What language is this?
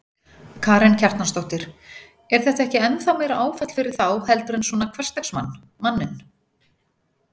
Icelandic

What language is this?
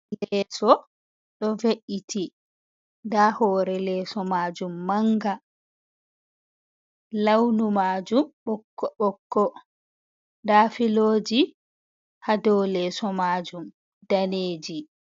Fula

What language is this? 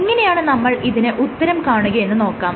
Malayalam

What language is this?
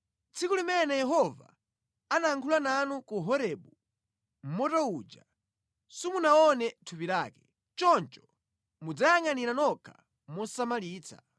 Nyanja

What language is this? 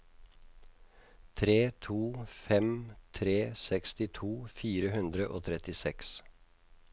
Norwegian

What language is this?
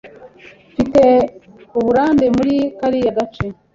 Kinyarwanda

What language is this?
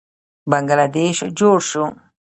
Pashto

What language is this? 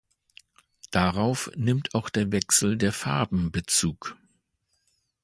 German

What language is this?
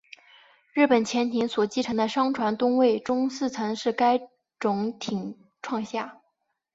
Chinese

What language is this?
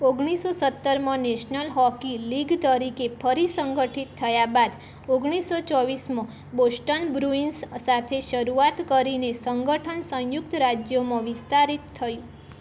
Gujarati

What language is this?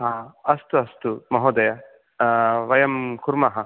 Sanskrit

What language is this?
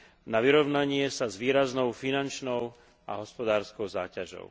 Slovak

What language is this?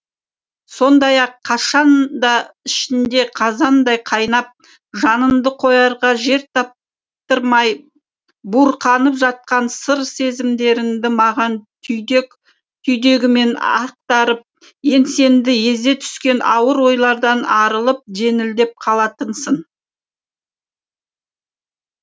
Kazakh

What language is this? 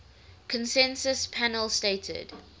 English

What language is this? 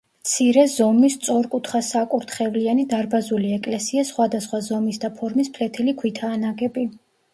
Georgian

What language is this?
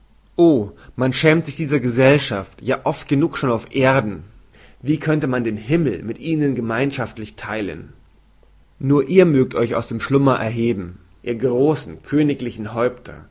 German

